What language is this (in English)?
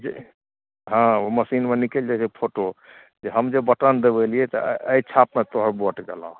Maithili